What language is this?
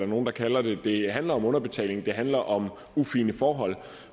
Danish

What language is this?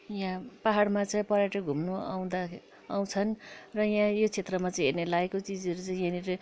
Nepali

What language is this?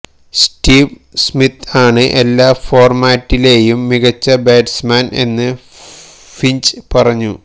Malayalam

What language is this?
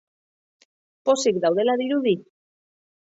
Basque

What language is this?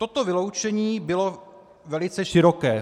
Czech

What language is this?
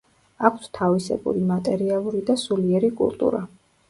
Georgian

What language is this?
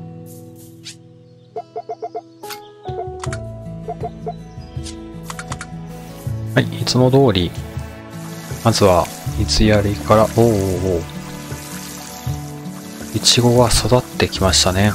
Japanese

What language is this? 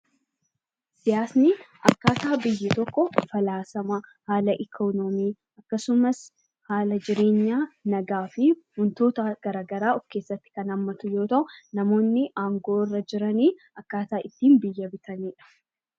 Oromo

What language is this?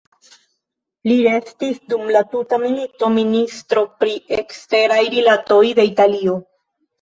Esperanto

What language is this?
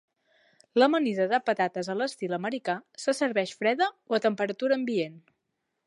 Catalan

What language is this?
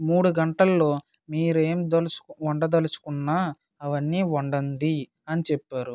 Telugu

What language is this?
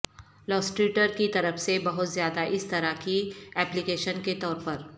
Urdu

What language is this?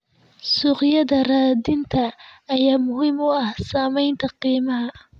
Somali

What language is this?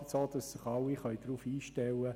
Swiss German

